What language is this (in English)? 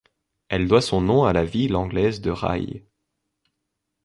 French